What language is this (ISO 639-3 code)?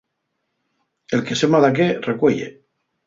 ast